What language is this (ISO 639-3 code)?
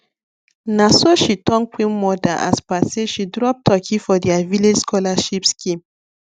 pcm